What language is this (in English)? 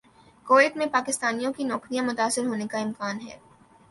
Urdu